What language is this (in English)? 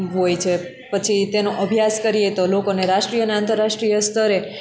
Gujarati